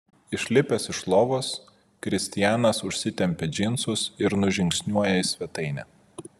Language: Lithuanian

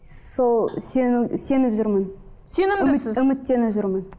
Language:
Kazakh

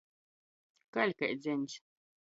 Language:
Latgalian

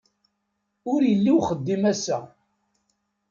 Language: Kabyle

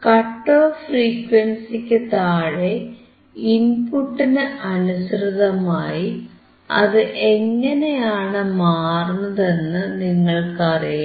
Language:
Malayalam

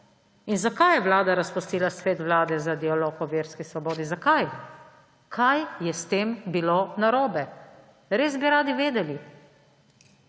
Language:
Slovenian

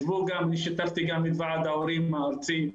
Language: Hebrew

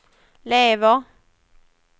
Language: Swedish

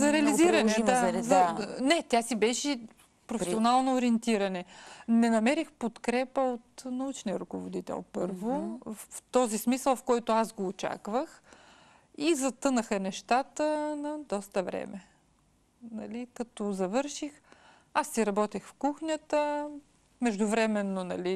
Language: Bulgarian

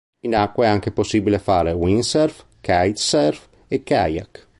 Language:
Italian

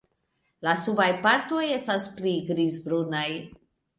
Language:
Esperanto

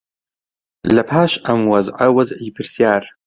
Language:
Central Kurdish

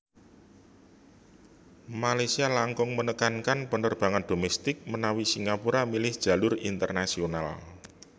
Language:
Javanese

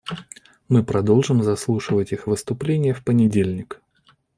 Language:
Russian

